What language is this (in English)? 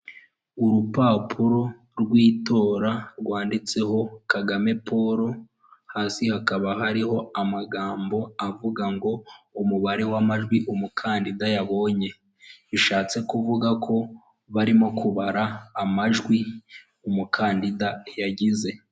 Kinyarwanda